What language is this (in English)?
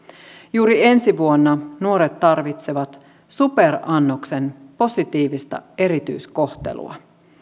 Finnish